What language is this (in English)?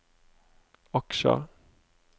Norwegian